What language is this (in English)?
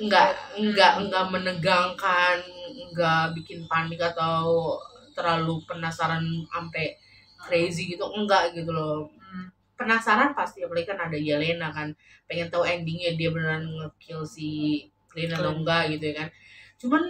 Indonesian